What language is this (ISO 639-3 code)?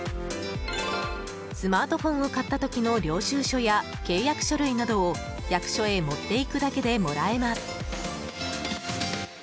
jpn